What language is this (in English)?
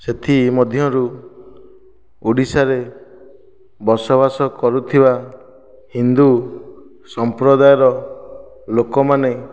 Odia